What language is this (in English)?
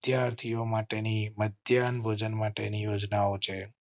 Gujarati